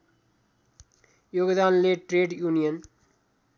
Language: Nepali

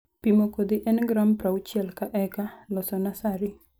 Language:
Luo (Kenya and Tanzania)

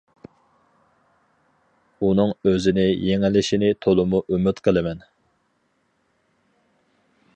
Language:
Uyghur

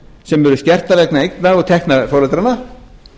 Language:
Icelandic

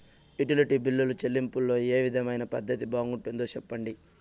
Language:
Telugu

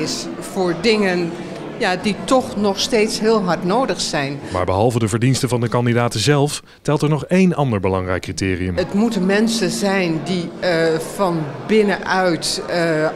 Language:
Dutch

